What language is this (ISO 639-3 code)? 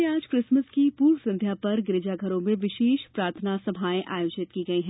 hin